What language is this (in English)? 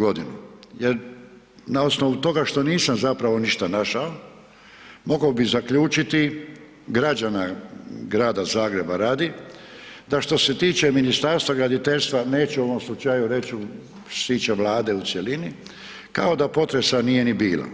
Croatian